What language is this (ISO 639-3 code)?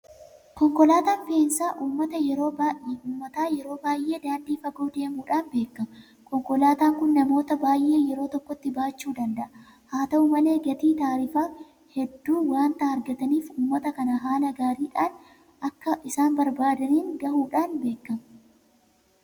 orm